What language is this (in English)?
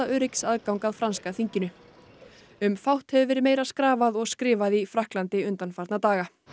Icelandic